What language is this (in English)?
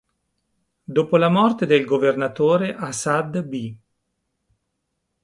Italian